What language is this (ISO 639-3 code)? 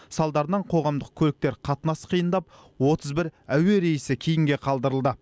kaz